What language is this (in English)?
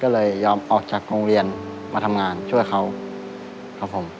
Thai